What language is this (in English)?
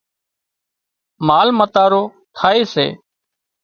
Wadiyara Koli